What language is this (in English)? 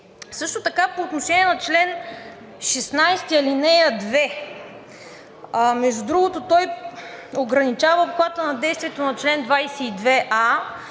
Bulgarian